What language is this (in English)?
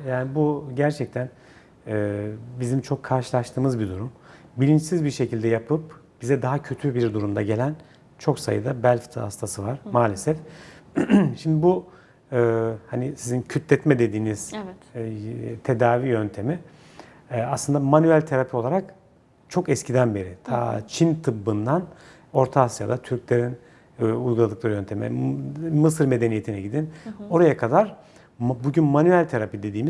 Turkish